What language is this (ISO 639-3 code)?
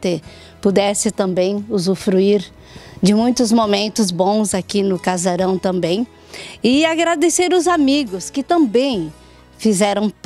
por